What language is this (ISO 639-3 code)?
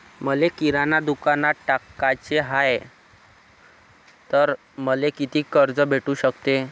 mar